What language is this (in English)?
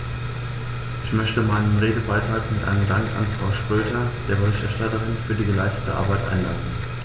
German